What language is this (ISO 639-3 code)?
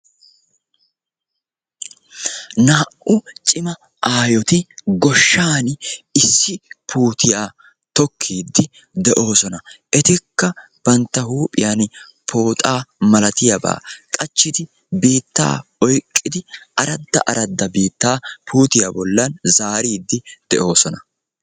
wal